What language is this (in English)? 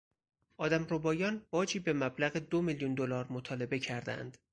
Persian